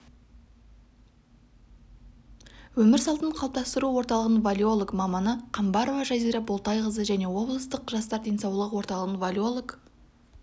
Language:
Kazakh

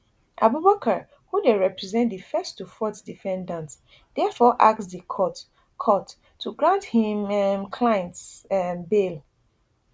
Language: Nigerian Pidgin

